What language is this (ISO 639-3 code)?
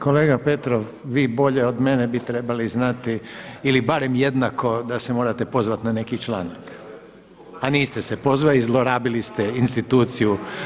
hrv